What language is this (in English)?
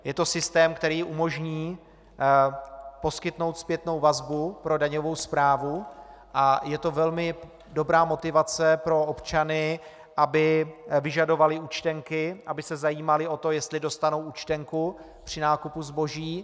Czech